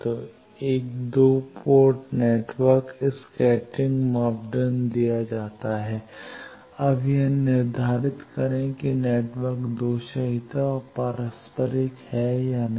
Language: Hindi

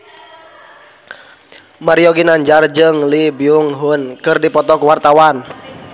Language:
Sundanese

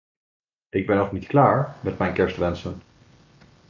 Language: Dutch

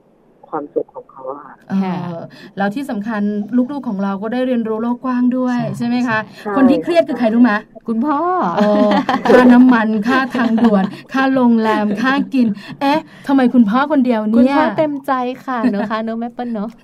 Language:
Thai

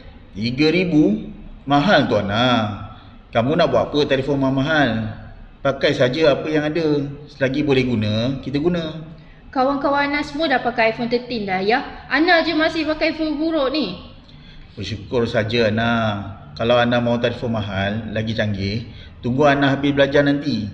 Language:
Malay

